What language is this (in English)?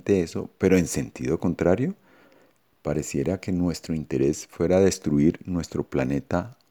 Spanish